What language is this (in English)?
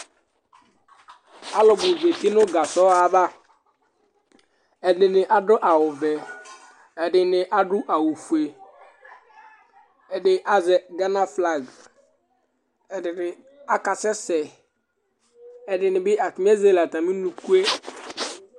Ikposo